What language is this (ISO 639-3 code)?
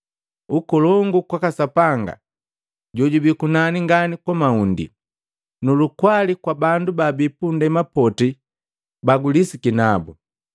mgv